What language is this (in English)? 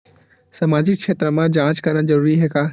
Chhattisgarhi